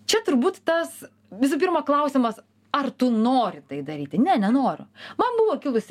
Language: Lithuanian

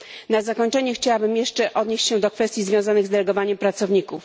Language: Polish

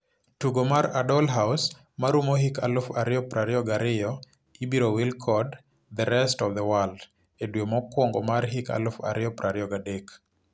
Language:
Luo (Kenya and Tanzania)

